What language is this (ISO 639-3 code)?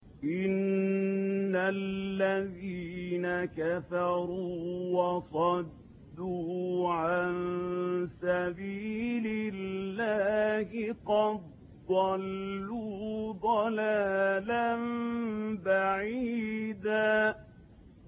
ara